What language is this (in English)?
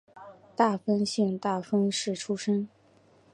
Chinese